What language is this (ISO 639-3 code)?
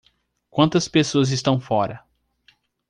por